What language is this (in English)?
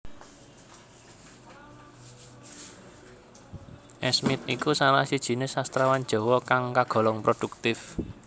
Javanese